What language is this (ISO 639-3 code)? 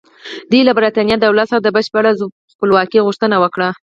pus